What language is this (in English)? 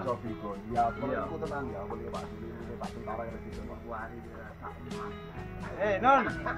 Indonesian